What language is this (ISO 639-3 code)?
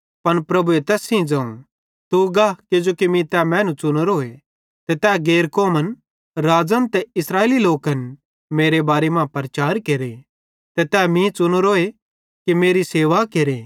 bhd